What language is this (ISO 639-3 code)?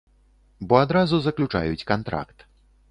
bel